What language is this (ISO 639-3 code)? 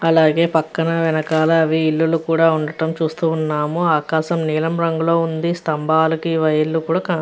tel